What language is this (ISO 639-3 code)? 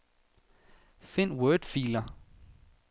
dan